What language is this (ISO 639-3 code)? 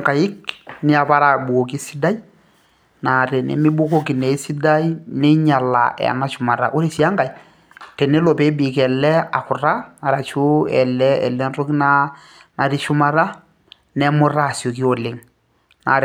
mas